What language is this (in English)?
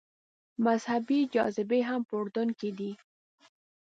Pashto